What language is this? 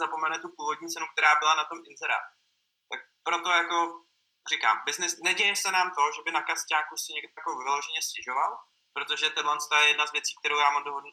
Czech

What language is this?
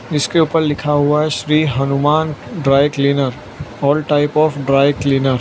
Hindi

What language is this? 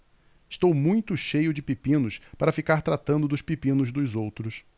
Portuguese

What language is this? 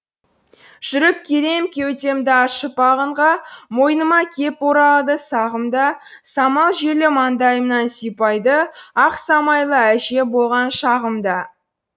Kazakh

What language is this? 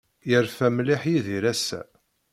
Kabyle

